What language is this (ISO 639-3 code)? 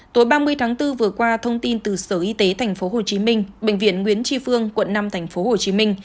vie